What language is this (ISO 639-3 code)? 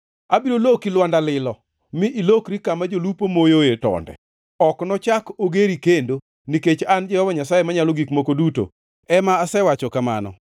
luo